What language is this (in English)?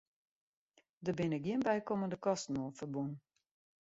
Western Frisian